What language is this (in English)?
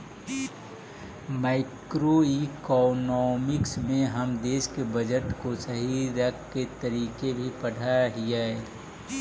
Magahi